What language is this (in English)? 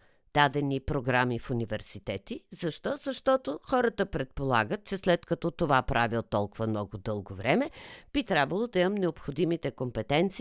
Bulgarian